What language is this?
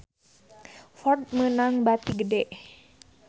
Sundanese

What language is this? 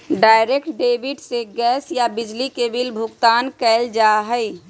Magahi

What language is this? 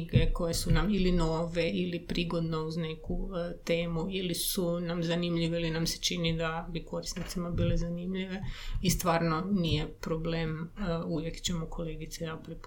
Croatian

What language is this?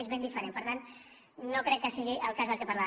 Catalan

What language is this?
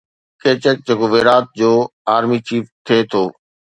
Sindhi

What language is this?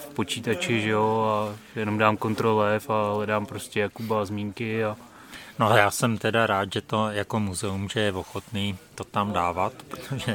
Czech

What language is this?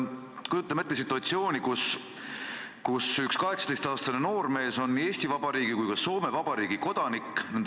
Estonian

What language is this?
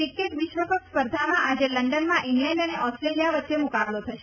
Gujarati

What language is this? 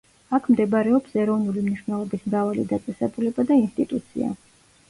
Georgian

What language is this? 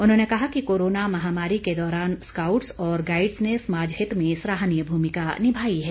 Hindi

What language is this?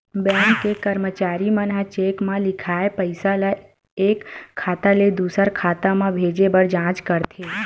Chhattisgarhi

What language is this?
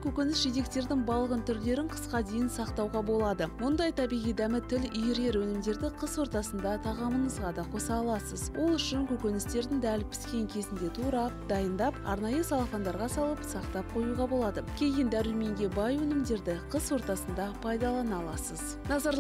Russian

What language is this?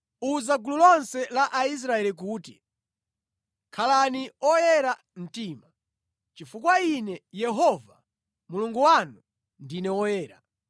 Nyanja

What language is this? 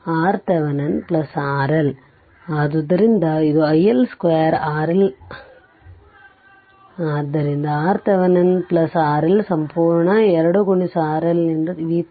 Kannada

